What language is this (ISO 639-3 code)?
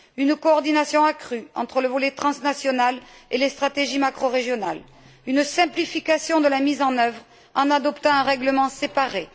fra